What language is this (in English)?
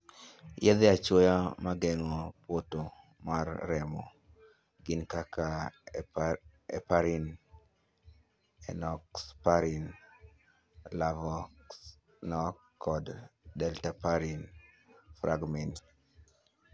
Luo (Kenya and Tanzania)